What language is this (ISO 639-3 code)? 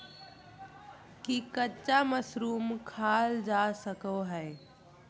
mag